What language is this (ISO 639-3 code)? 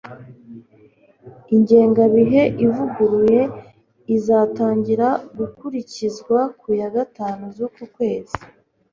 kin